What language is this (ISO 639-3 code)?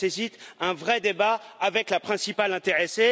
fra